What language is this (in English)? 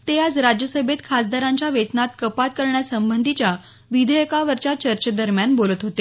Marathi